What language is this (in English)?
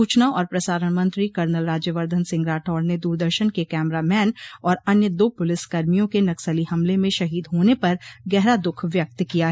Hindi